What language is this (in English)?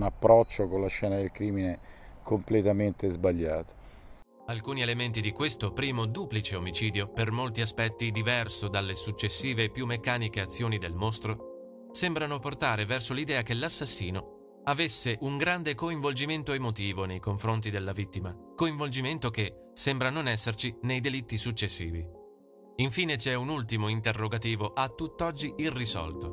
Italian